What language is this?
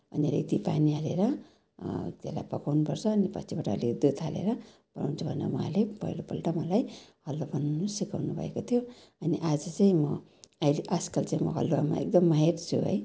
Nepali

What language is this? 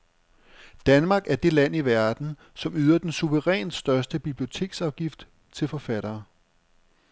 Danish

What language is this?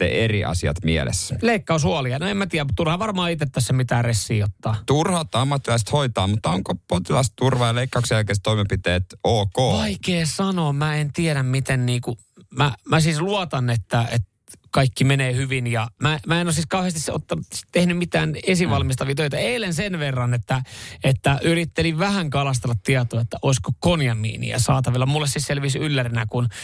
Finnish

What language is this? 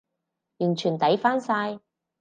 Cantonese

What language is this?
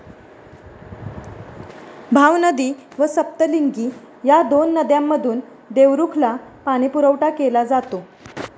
Marathi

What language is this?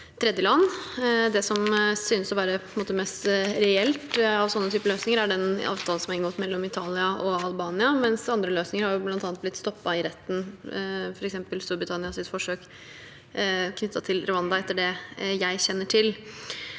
Norwegian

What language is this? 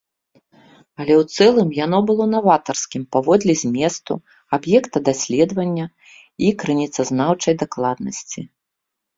Belarusian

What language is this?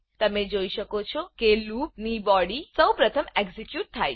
Gujarati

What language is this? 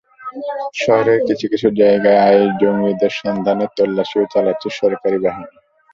Bangla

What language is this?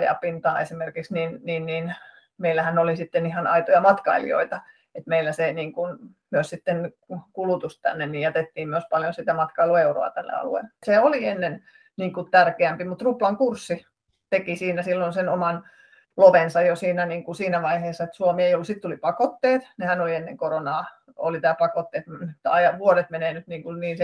Finnish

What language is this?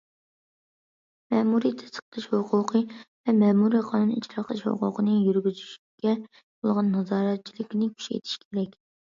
Uyghur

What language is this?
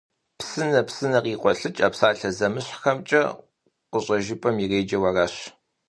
Kabardian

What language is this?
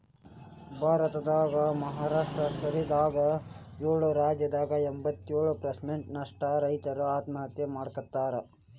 Kannada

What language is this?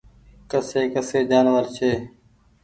Goaria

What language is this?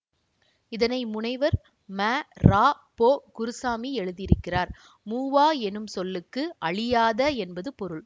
Tamil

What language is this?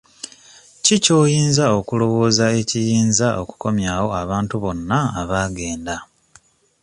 Ganda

